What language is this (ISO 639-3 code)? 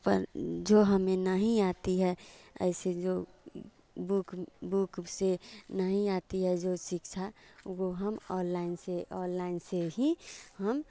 hin